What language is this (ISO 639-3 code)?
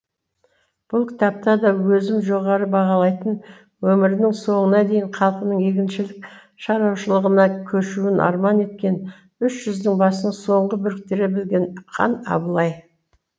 kaz